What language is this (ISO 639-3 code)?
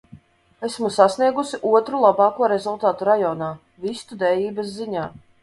lav